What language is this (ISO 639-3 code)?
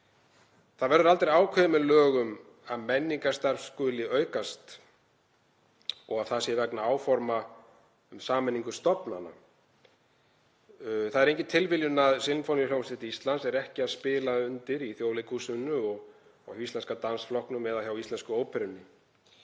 isl